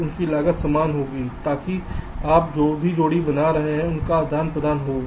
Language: Hindi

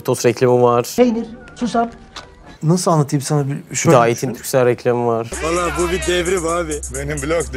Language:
Turkish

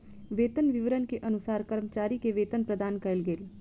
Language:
Maithili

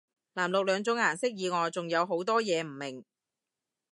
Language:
Cantonese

